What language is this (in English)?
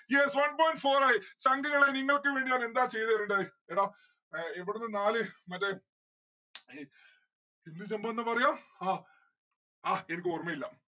Malayalam